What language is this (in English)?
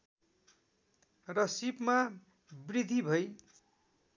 Nepali